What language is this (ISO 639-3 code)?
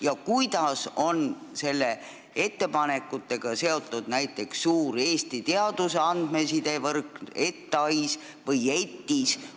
est